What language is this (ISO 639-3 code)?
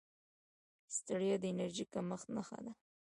pus